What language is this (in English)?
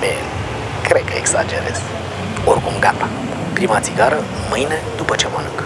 Romanian